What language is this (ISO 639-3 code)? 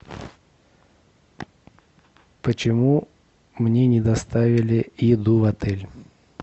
rus